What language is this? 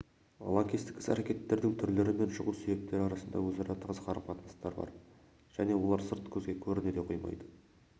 Kazakh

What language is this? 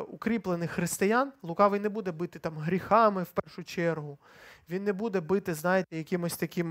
Ukrainian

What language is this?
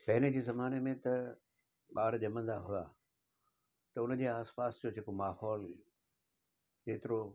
Sindhi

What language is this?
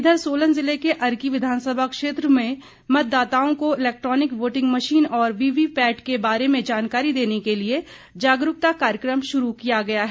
Hindi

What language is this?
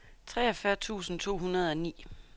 Danish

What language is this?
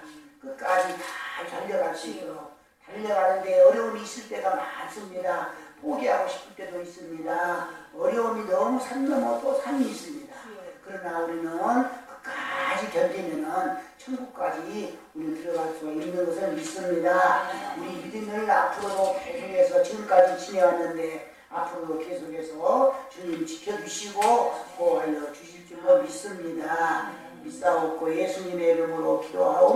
Korean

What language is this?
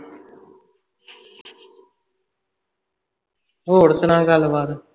Punjabi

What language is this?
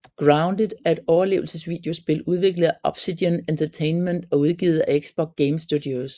Danish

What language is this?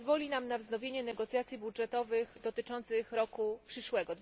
Polish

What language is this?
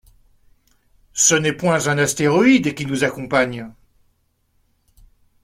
French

